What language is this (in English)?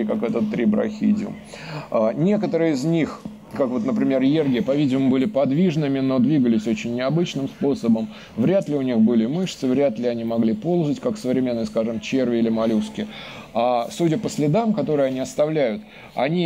Russian